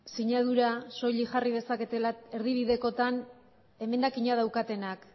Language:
Basque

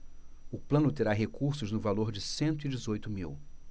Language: Portuguese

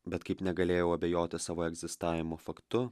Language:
Lithuanian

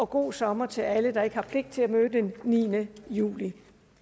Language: Danish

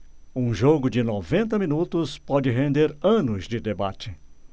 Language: Portuguese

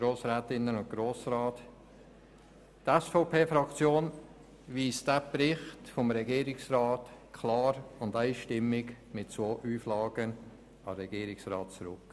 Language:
Swiss German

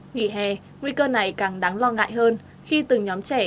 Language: Vietnamese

